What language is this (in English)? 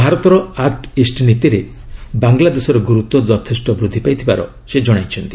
Odia